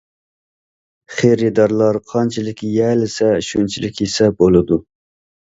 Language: Uyghur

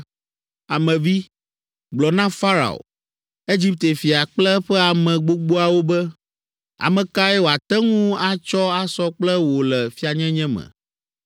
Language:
Ewe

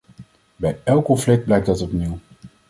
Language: Dutch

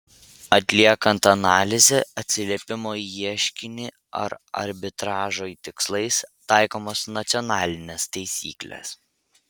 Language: Lithuanian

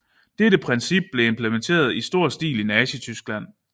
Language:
Danish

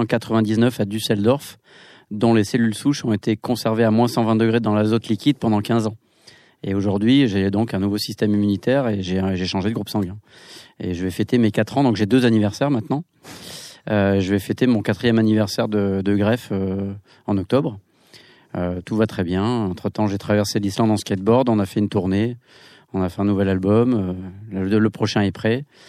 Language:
French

